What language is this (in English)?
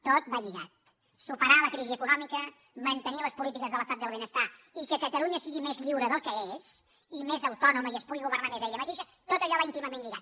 Catalan